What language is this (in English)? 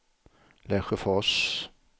Swedish